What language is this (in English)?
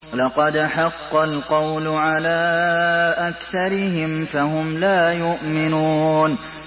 Arabic